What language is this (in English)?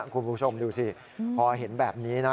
Thai